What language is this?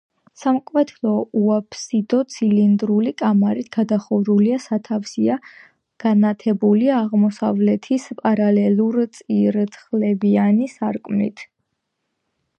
Georgian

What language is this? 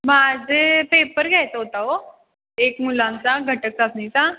Marathi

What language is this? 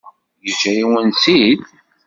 Kabyle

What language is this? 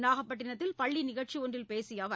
Tamil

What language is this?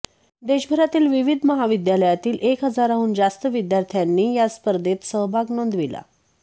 Marathi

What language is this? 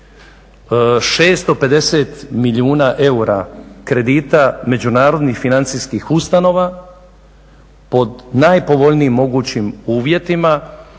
Croatian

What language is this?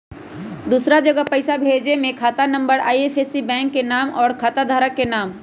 Magahi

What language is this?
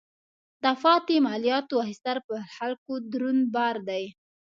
Pashto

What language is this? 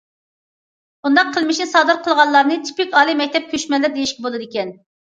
Uyghur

